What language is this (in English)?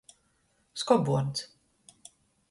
Latgalian